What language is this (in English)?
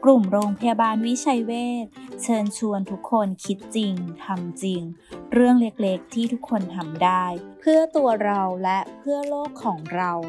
Thai